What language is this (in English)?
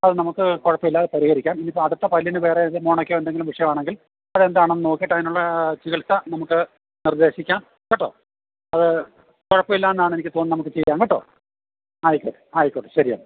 Malayalam